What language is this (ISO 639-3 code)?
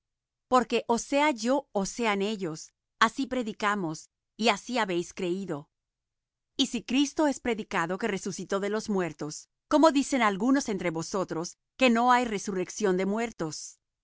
spa